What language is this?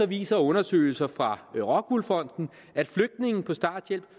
Danish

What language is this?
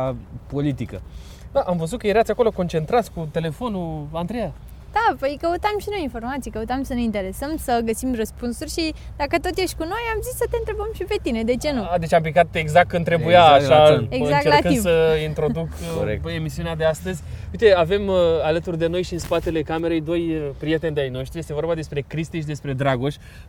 Romanian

